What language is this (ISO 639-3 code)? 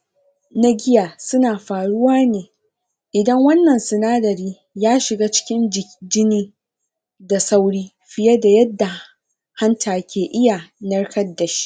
hau